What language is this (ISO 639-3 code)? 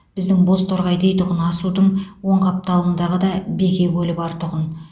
kaz